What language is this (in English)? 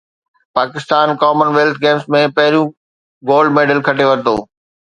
Sindhi